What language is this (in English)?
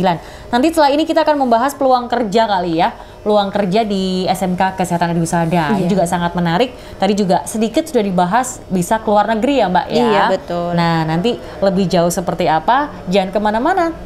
Indonesian